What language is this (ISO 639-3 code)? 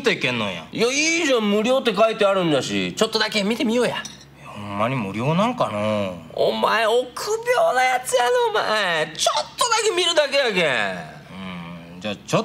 jpn